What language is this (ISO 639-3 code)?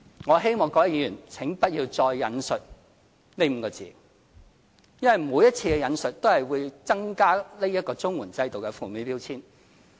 yue